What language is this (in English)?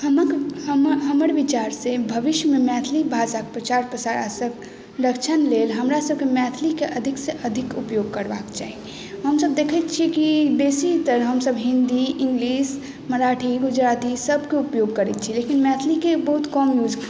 Maithili